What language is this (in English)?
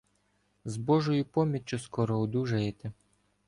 Ukrainian